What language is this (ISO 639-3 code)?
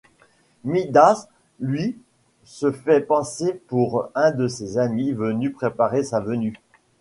fra